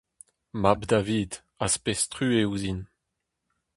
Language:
Breton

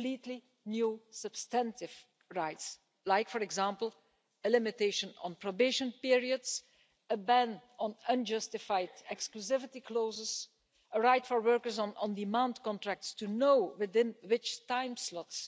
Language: English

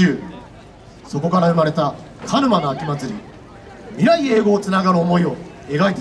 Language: Japanese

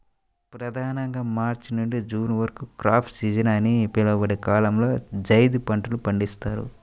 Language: Telugu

